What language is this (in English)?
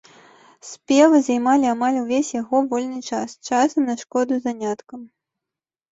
Belarusian